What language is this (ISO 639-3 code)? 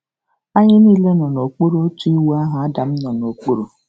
ibo